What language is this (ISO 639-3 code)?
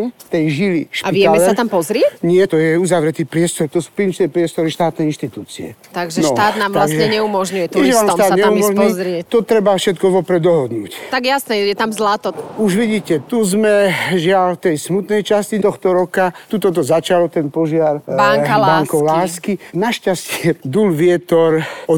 slk